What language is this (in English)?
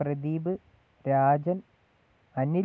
Malayalam